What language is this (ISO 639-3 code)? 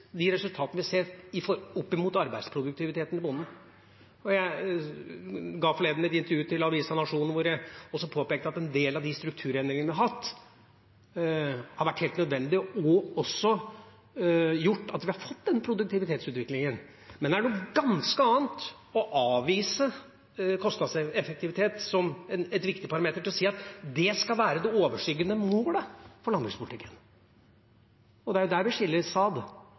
nob